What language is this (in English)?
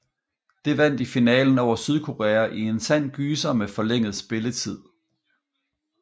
Danish